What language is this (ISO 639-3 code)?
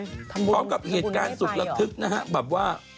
tha